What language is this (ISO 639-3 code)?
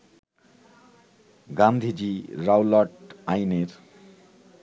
ben